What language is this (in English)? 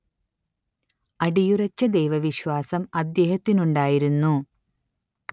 Malayalam